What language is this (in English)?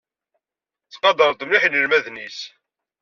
Kabyle